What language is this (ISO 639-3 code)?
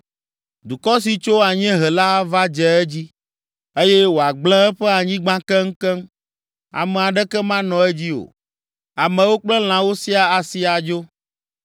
ewe